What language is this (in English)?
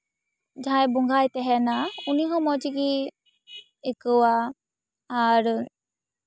Santali